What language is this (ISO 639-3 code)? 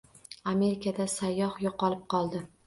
uzb